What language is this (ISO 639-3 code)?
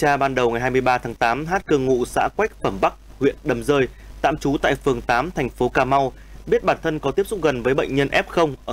vie